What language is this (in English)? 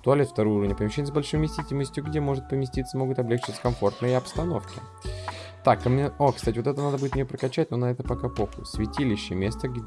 Russian